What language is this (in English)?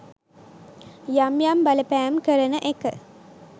Sinhala